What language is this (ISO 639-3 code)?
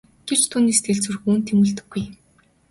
mon